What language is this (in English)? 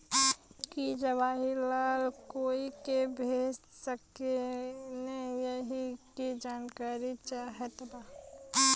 Bhojpuri